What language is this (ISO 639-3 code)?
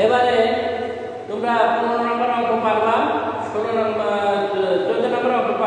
ind